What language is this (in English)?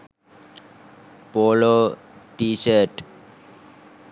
Sinhala